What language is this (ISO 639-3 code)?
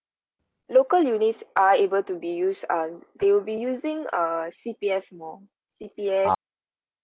eng